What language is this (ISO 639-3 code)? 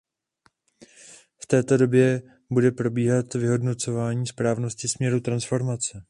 ces